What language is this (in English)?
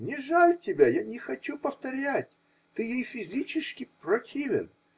Russian